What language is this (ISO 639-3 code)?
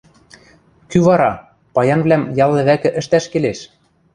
mrj